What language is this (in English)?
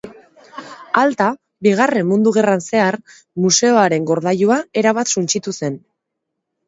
Basque